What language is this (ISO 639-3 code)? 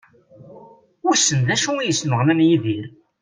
kab